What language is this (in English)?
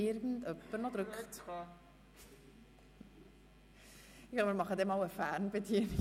Swiss German